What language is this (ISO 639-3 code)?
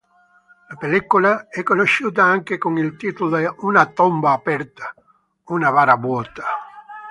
ita